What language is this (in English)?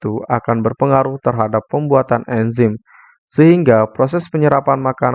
Indonesian